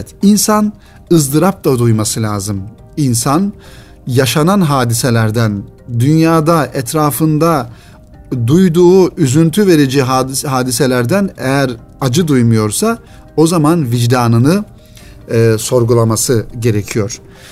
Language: Turkish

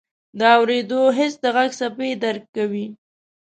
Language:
Pashto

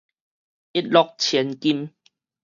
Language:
Min Nan Chinese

